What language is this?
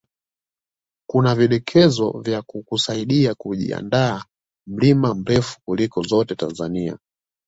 Swahili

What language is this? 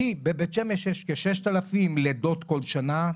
Hebrew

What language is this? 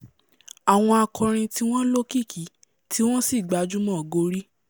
Yoruba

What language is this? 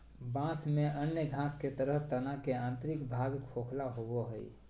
Magahi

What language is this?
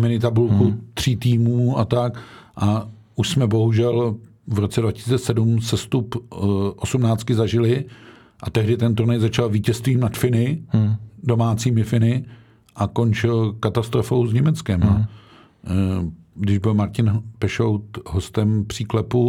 Czech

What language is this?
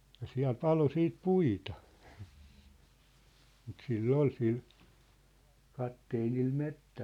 Finnish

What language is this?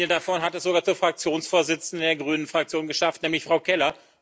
German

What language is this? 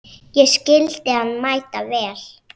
Icelandic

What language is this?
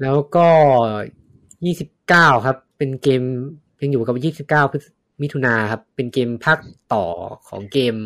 Thai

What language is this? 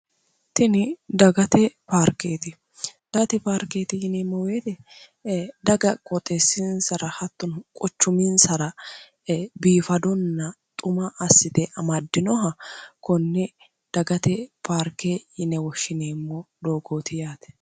Sidamo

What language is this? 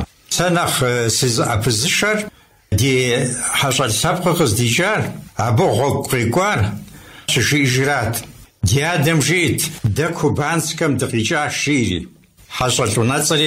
Arabic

